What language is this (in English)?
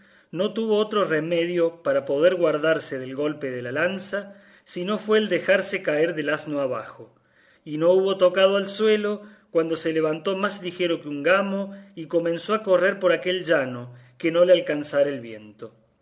Spanish